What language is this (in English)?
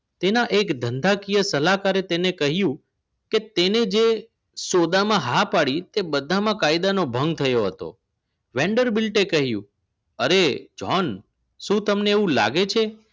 Gujarati